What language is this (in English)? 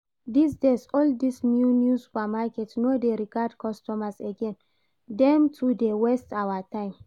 Nigerian Pidgin